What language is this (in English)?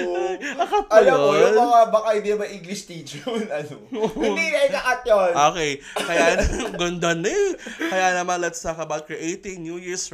Filipino